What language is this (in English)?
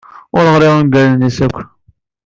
Kabyle